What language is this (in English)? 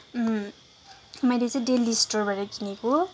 Nepali